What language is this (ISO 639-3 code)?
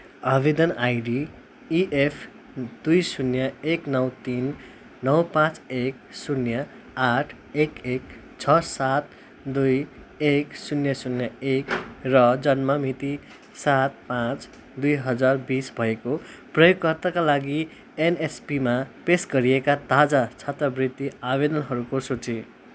nep